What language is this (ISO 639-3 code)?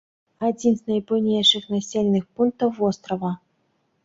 bel